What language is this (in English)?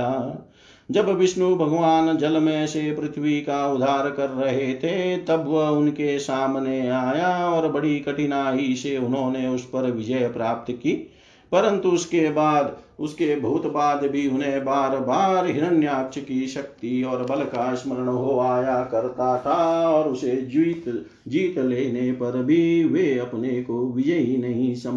Hindi